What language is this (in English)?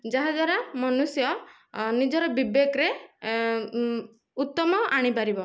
Odia